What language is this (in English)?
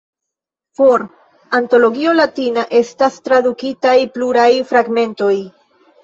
Esperanto